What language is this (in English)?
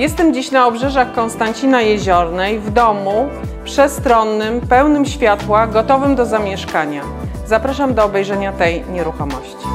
Polish